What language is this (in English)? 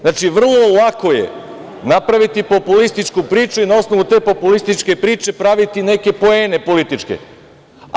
Serbian